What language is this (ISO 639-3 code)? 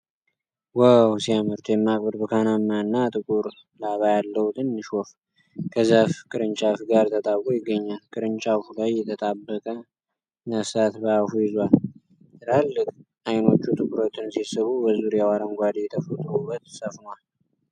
amh